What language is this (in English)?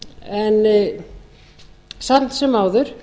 Icelandic